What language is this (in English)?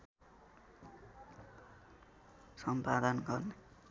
Nepali